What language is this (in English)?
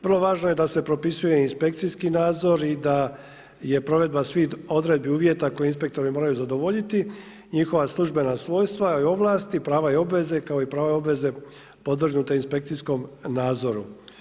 Croatian